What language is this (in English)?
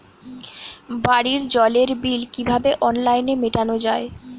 Bangla